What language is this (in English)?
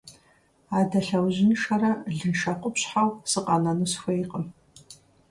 Kabardian